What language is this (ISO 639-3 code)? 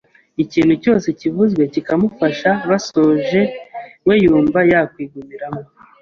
kin